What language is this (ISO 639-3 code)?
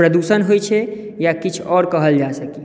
mai